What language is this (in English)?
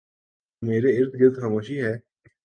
Urdu